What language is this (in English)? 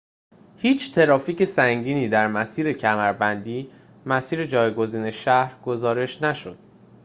Persian